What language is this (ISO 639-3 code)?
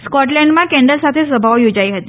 guj